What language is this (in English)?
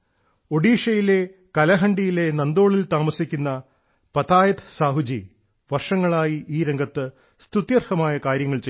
Malayalam